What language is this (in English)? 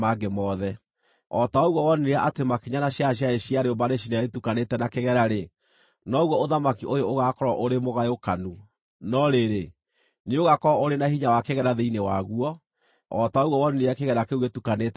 Kikuyu